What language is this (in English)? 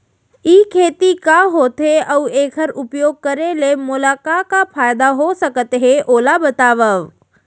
Chhattisgarhi